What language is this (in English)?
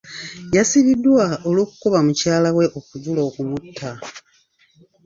Ganda